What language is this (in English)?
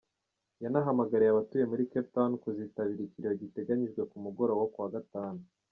Kinyarwanda